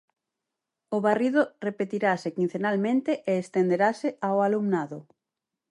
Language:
Galician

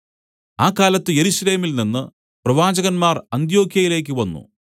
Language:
Malayalam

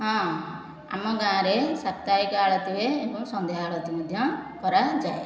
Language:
Odia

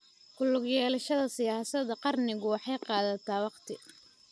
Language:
Somali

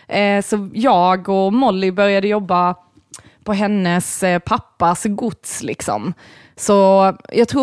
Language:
Swedish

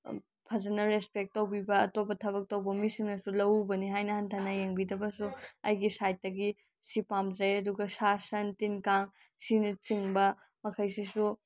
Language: Manipuri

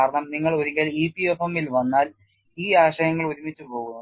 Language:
Malayalam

